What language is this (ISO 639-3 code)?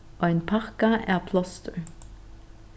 fao